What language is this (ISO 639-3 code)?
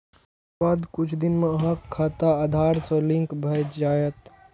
mai